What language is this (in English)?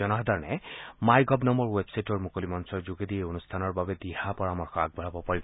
Assamese